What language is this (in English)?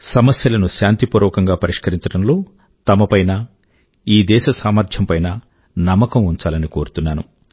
Telugu